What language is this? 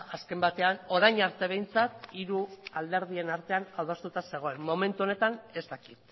Basque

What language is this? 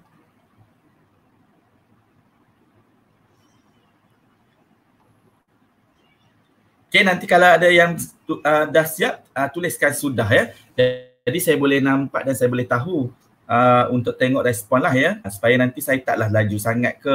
Malay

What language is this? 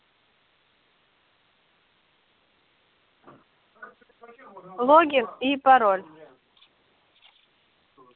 Russian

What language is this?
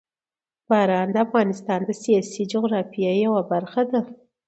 Pashto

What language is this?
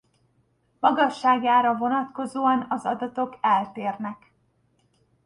Hungarian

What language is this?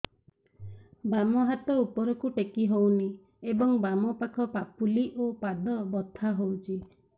Odia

